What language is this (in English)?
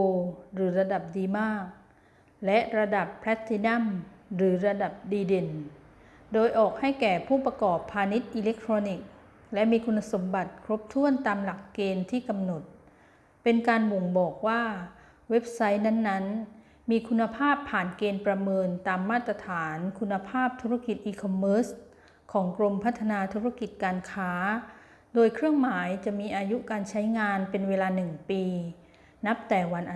Thai